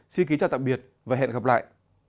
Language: Vietnamese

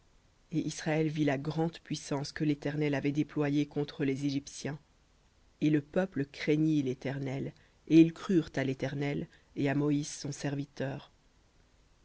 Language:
French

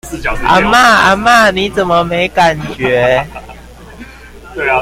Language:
Chinese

